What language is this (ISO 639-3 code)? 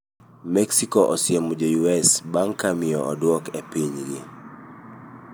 luo